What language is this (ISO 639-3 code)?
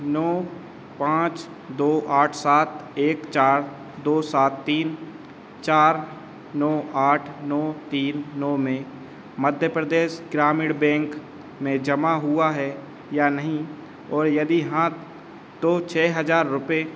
hin